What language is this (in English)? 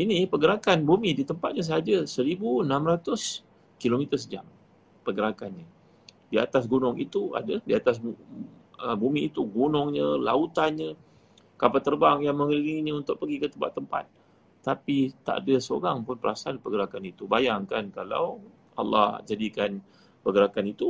Malay